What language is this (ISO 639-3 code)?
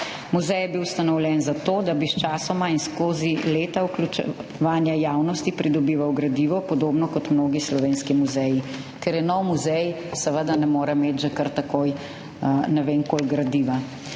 slv